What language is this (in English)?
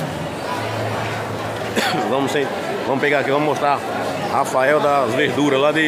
Portuguese